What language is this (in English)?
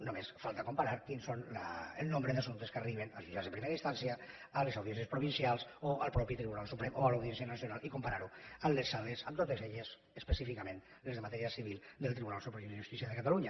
Catalan